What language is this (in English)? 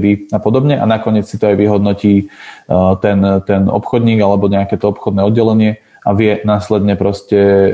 Slovak